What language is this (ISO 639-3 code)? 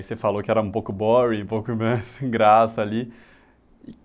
por